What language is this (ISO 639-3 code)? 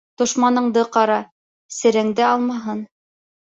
bak